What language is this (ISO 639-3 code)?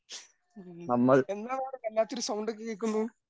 mal